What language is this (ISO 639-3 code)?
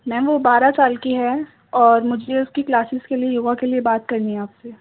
urd